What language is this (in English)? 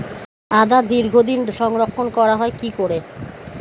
Bangla